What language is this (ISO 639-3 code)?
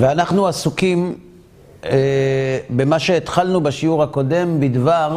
heb